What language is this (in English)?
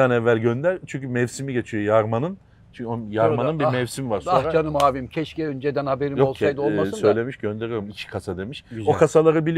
Turkish